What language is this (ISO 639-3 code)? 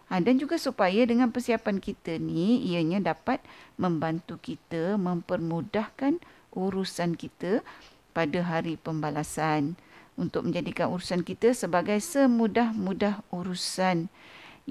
msa